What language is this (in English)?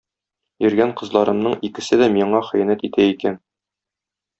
Tatar